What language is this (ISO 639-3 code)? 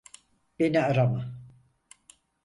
tur